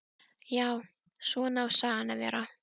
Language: Icelandic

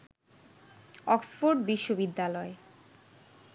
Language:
Bangla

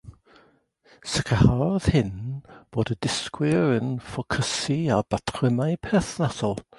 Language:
Welsh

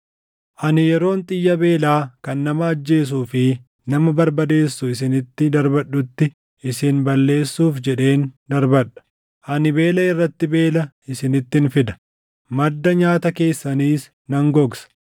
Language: Oromo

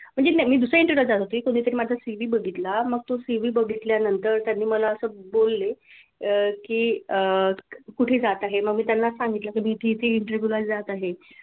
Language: Marathi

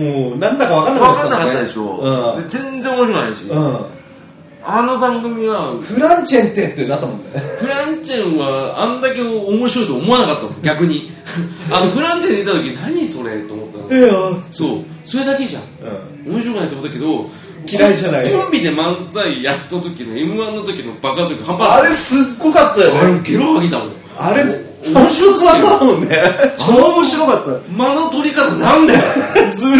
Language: Japanese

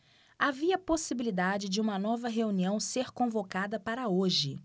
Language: Portuguese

